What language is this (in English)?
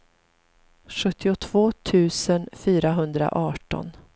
Swedish